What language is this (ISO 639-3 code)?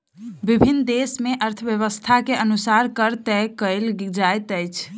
mai